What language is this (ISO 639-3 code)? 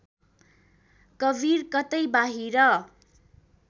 nep